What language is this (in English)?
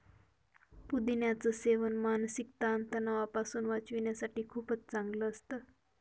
Marathi